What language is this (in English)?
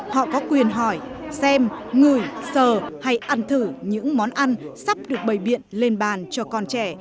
Vietnamese